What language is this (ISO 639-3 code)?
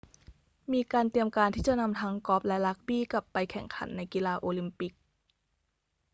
tha